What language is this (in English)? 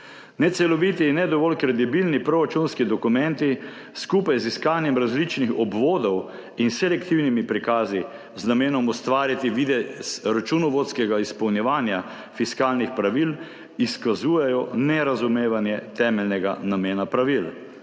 Slovenian